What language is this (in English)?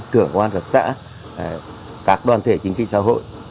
Vietnamese